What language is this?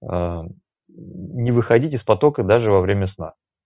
Russian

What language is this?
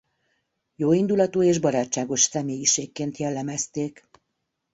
Hungarian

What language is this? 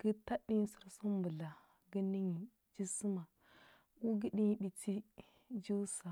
Huba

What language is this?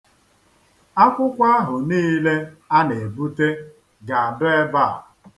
Igbo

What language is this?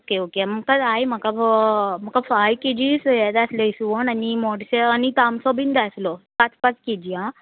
Konkani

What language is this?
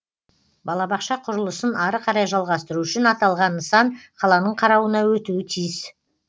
Kazakh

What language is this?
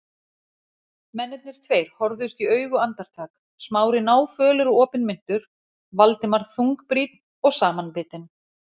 Icelandic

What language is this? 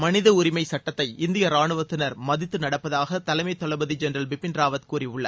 Tamil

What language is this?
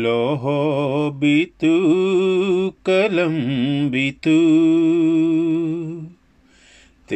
Urdu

